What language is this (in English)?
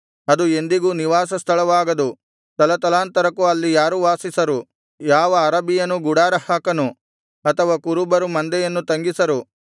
Kannada